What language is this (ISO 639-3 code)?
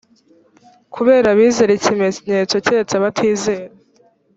kin